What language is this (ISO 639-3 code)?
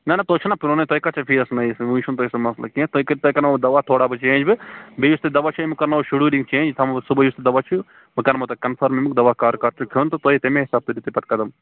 kas